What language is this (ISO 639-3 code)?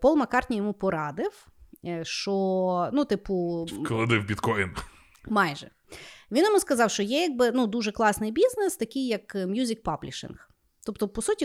ukr